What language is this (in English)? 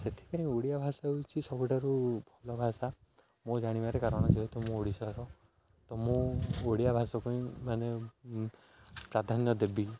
Odia